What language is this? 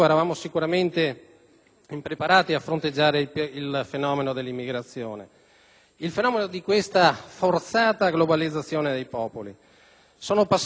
Italian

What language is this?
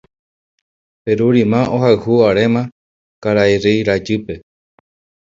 Guarani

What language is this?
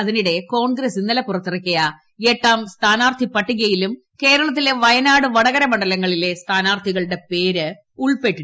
Malayalam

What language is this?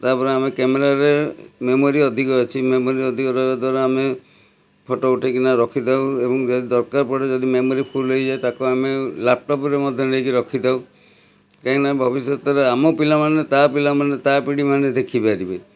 Odia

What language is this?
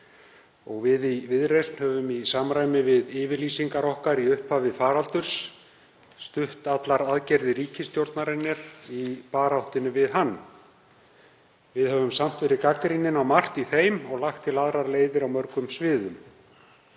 Icelandic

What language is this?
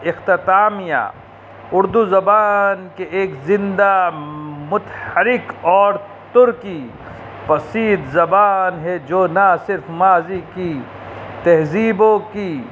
Urdu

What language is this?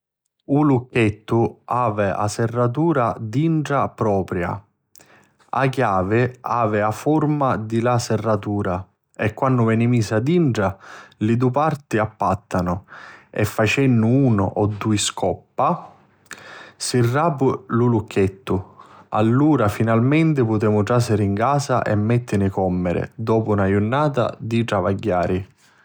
Sicilian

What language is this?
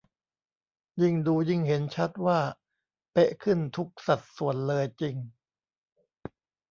Thai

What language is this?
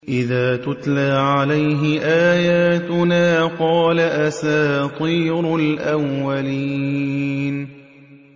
Arabic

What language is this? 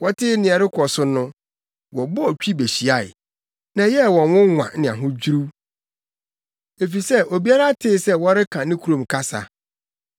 Akan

